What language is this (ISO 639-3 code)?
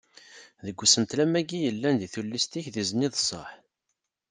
kab